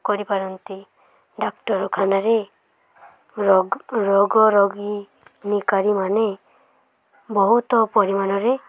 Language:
Odia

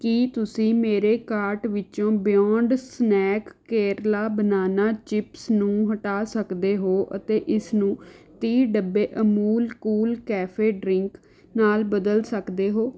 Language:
Punjabi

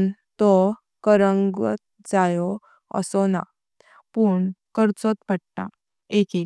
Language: Konkani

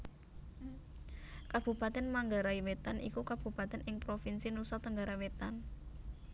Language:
Javanese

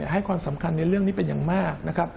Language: Thai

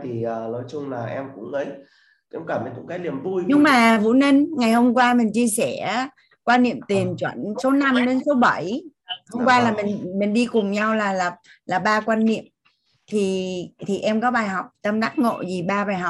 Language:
Vietnamese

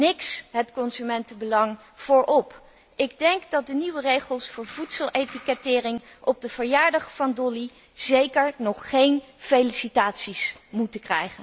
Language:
Dutch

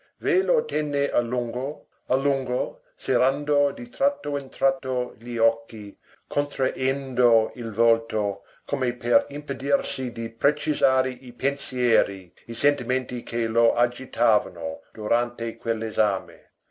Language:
Italian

